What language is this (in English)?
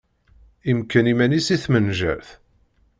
Kabyle